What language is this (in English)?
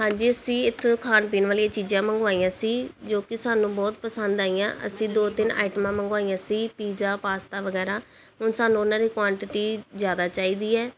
Punjabi